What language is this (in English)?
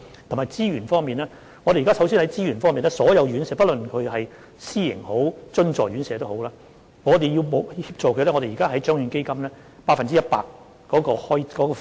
Cantonese